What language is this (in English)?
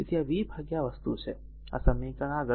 Gujarati